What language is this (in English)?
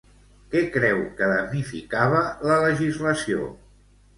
Catalan